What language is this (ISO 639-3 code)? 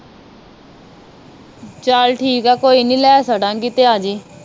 pan